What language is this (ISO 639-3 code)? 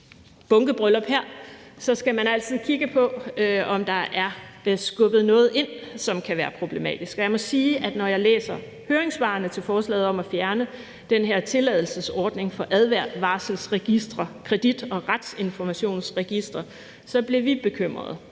dan